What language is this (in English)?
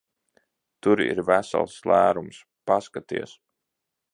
Latvian